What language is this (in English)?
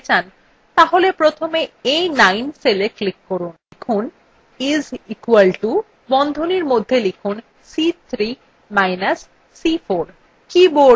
Bangla